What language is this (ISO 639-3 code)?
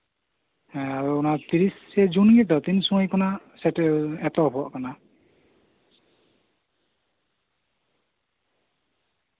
sat